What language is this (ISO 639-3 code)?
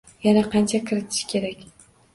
uzb